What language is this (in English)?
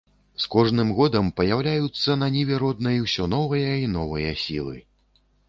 Belarusian